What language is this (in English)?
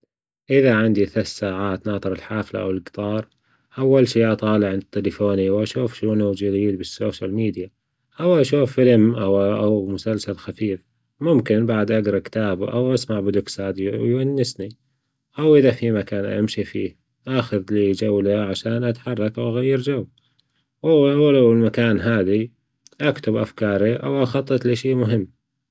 Gulf Arabic